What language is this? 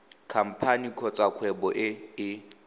Tswana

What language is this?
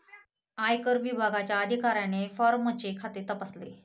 Marathi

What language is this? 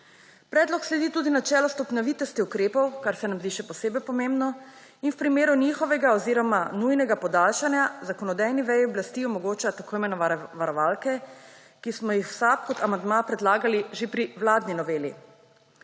Slovenian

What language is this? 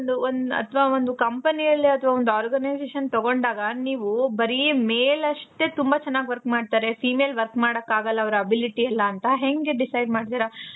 Kannada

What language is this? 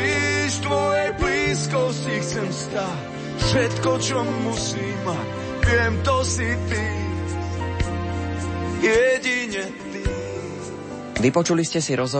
Slovak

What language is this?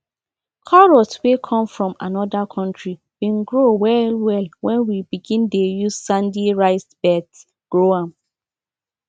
Nigerian Pidgin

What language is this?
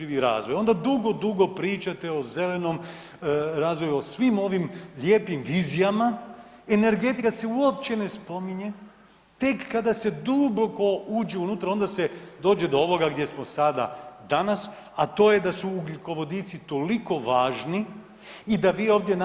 Croatian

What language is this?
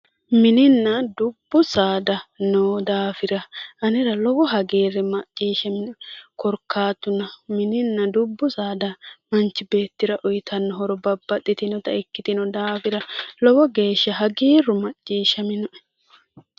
Sidamo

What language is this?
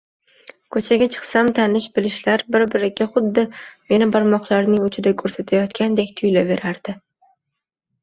Uzbek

